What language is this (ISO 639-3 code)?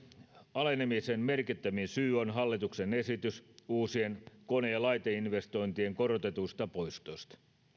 fin